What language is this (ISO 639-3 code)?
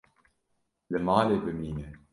kur